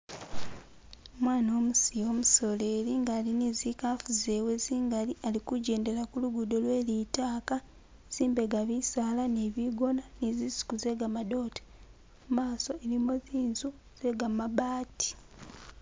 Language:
Masaaba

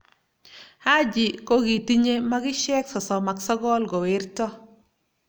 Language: Kalenjin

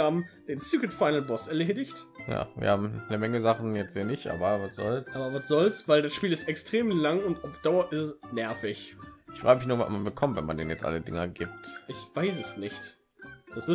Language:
German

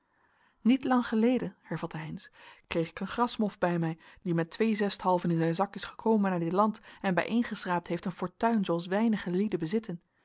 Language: Dutch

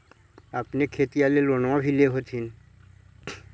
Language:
Magahi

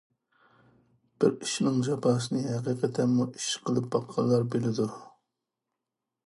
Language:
Uyghur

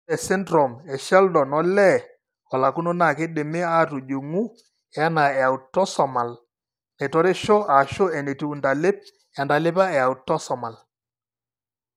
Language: Masai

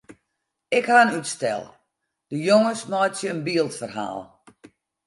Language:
Western Frisian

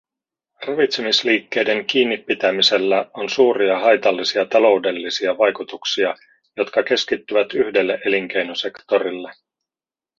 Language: Finnish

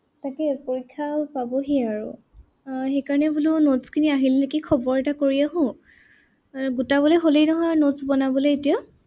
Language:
Assamese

